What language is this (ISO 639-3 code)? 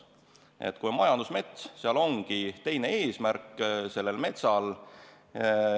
est